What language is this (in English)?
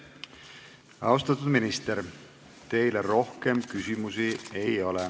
Estonian